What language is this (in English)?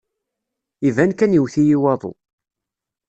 Kabyle